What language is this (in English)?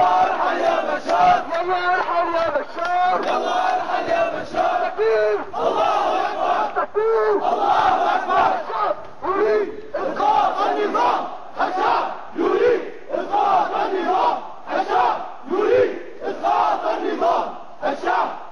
Arabic